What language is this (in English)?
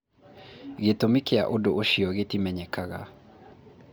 Kikuyu